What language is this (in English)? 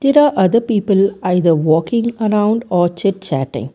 English